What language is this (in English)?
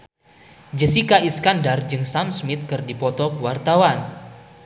Sundanese